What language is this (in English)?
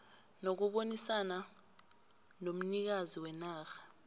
South Ndebele